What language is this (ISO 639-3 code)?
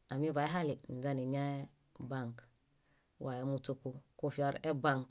bda